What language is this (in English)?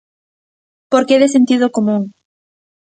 Galician